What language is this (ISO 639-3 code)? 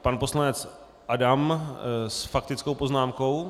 ces